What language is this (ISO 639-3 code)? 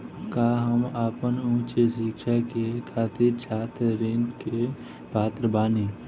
bho